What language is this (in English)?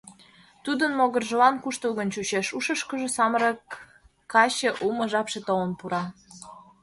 Mari